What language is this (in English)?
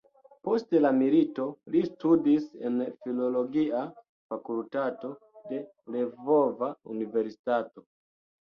Esperanto